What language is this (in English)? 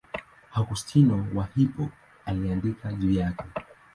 Swahili